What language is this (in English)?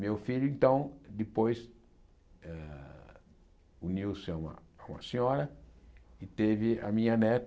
Portuguese